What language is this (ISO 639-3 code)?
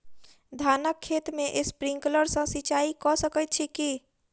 mai